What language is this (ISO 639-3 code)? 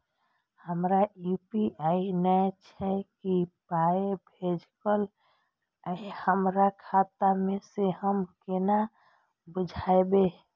mai